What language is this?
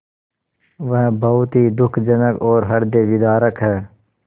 Hindi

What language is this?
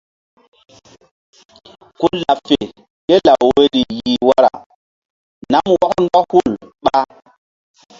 Mbum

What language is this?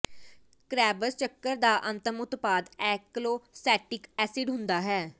Punjabi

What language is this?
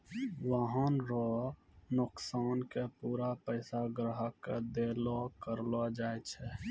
Maithili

